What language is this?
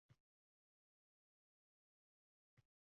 Uzbek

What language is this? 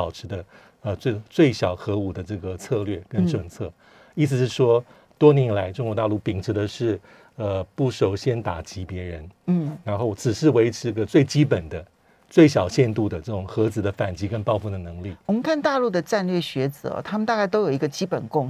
Chinese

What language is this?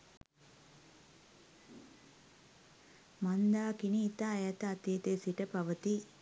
Sinhala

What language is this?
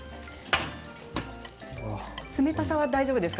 Japanese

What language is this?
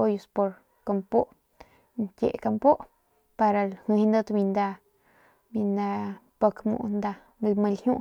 Northern Pame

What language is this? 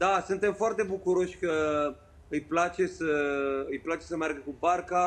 Romanian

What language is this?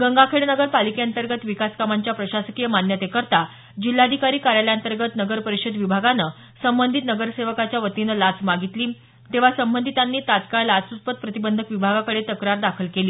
Marathi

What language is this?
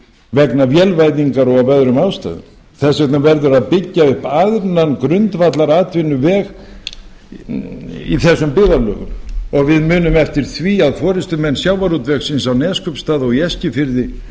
Icelandic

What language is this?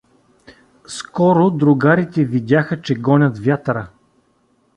Bulgarian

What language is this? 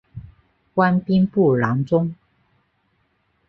Chinese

